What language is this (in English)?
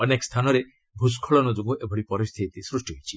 Odia